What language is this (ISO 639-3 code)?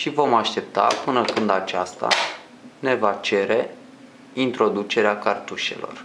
ron